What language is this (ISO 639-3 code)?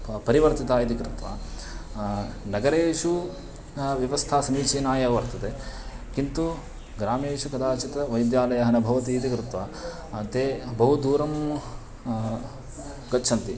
san